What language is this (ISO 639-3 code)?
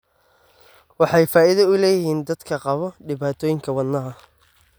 som